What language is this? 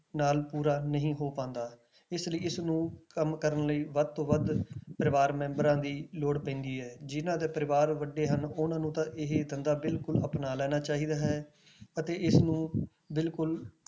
Punjabi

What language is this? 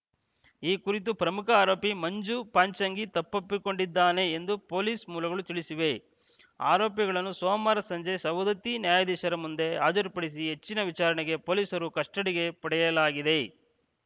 Kannada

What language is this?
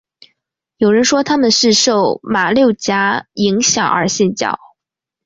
Chinese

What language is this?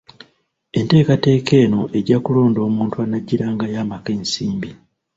Ganda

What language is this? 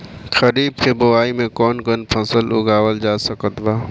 Bhojpuri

